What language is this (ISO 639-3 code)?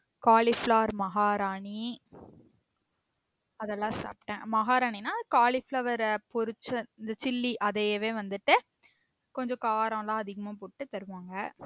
tam